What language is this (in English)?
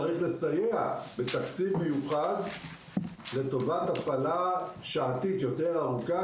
Hebrew